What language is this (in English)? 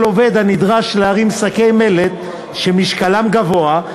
Hebrew